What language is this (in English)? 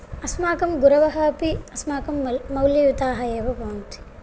Sanskrit